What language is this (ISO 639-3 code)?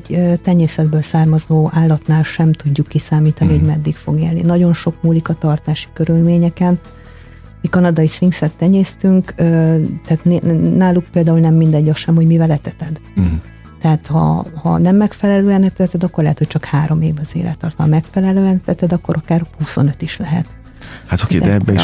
hun